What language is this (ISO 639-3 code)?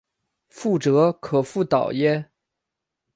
zho